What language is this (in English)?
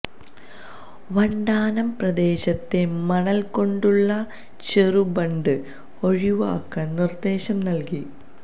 Malayalam